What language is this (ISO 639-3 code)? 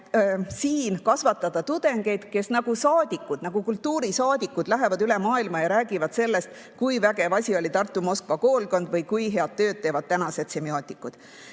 est